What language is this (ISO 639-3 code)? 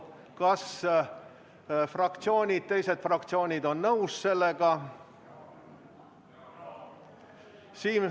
est